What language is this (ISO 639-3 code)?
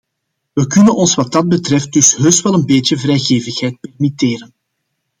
nld